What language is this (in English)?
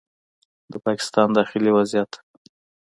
Pashto